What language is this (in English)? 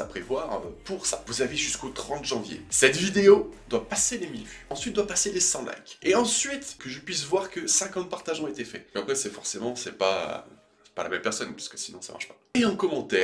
French